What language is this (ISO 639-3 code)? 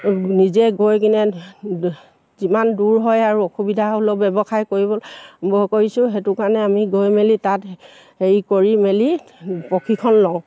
asm